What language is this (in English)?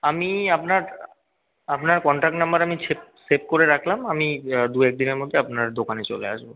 Bangla